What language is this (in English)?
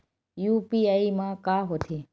Chhattisgarhi